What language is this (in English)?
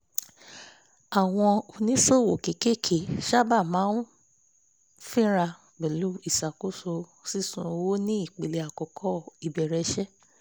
Yoruba